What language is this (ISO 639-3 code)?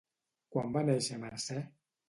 cat